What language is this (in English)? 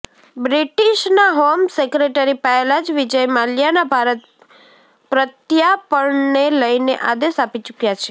Gujarati